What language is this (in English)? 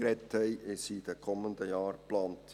Swiss German